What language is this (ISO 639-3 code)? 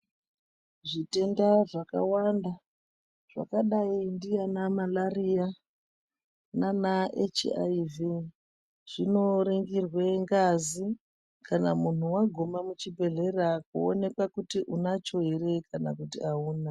ndc